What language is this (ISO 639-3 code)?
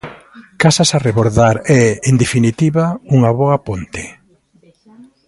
glg